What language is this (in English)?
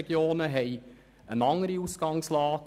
Swiss German